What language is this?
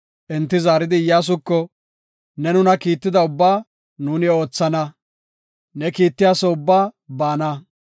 Gofa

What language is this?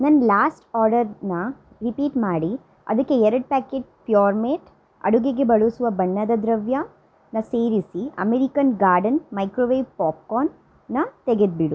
Kannada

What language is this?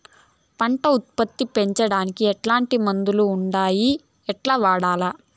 Telugu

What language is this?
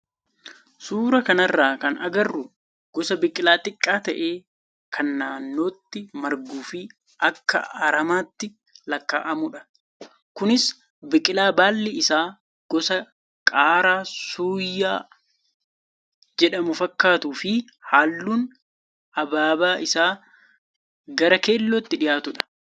Oromo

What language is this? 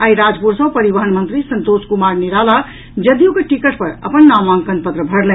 Maithili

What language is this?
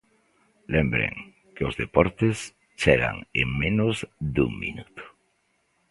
Galician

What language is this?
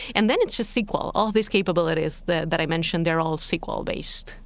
English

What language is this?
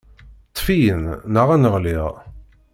Kabyle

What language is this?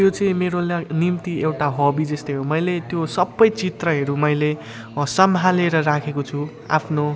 Nepali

